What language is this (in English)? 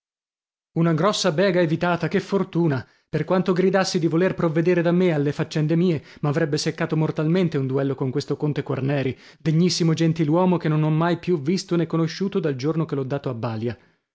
Italian